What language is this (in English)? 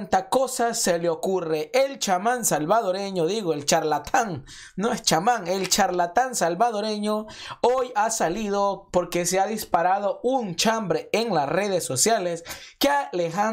Spanish